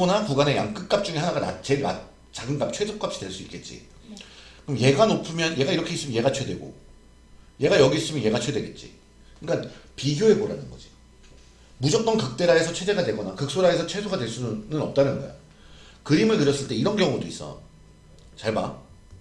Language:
Korean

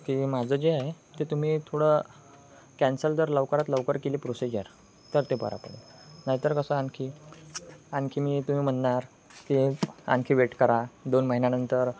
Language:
Marathi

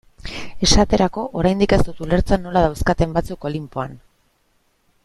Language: Basque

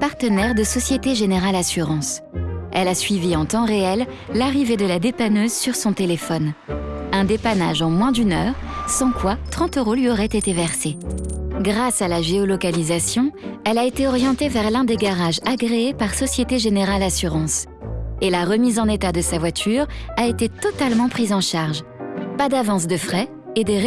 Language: French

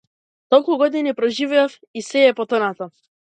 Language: Macedonian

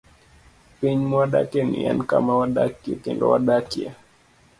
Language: Luo (Kenya and Tanzania)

